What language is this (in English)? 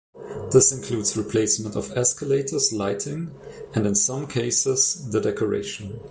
English